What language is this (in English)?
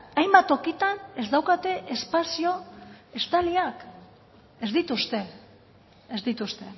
Basque